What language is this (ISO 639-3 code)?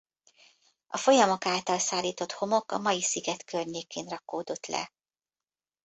hun